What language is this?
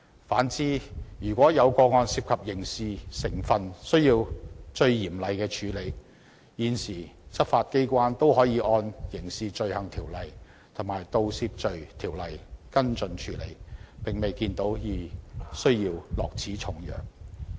Cantonese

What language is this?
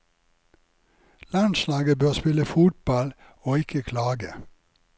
Norwegian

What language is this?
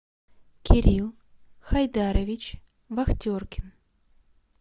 Russian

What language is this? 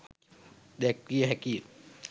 Sinhala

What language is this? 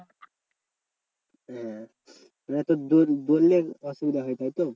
Bangla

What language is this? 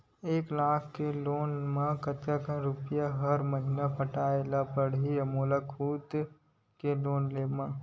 Chhattisgarhi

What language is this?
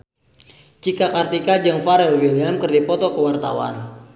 Sundanese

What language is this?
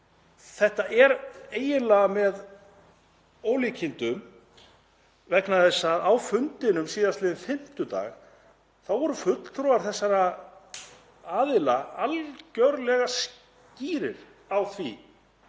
Icelandic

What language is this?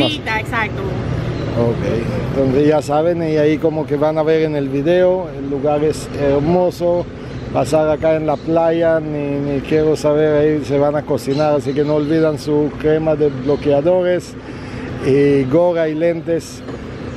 Spanish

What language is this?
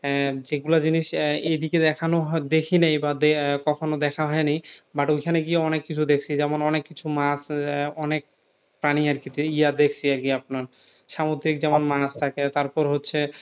Bangla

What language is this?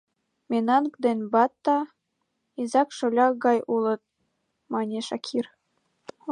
Mari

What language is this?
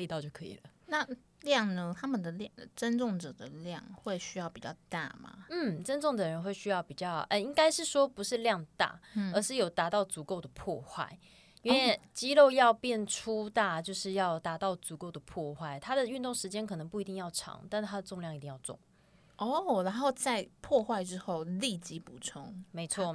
Chinese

